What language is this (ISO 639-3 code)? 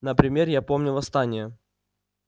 rus